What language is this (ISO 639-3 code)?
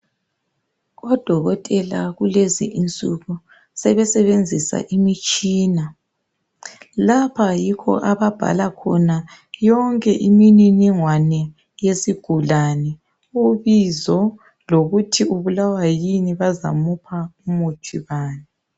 nde